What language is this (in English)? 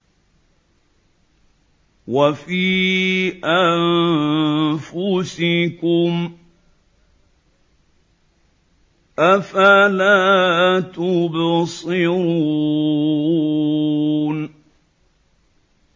Arabic